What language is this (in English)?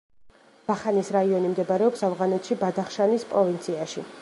Georgian